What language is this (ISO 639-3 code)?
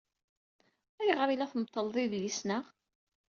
kab